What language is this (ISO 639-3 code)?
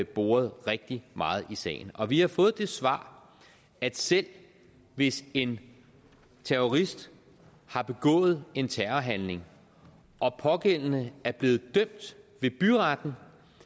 dan